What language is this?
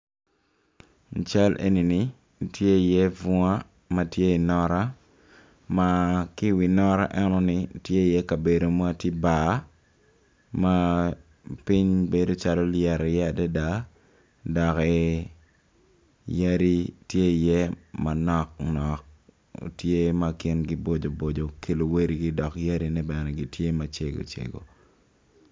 Acoli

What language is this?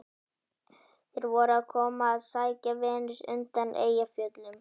Icelandic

